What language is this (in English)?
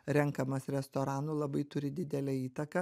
Lithuanian